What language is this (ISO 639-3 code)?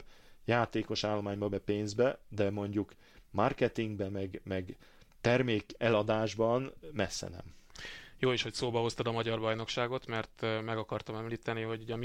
hun